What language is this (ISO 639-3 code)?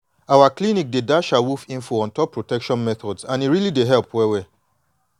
pcm